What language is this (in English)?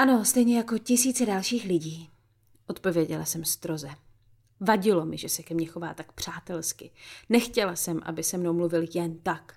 Czech